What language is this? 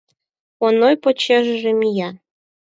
Mari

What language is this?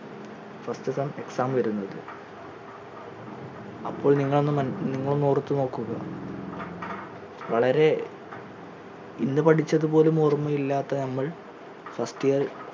Malayalam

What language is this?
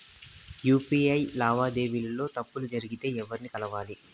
Telugu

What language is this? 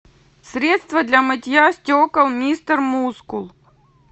Russian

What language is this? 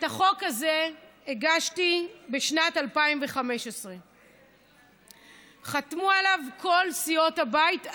Hebrew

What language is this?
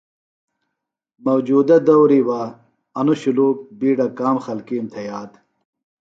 Phalura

